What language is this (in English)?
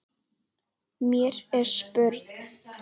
Icelandic